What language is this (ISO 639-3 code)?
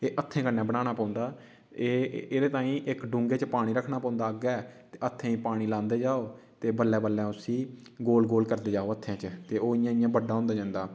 doi